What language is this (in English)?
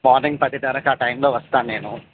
Telugu